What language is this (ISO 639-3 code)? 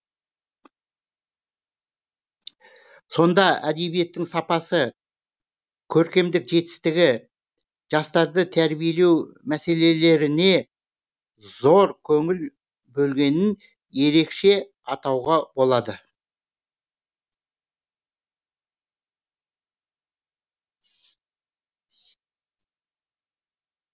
kaz